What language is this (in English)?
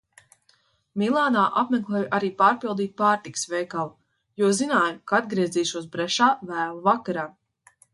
Latvian